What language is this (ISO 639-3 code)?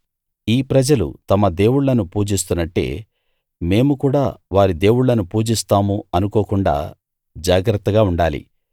tel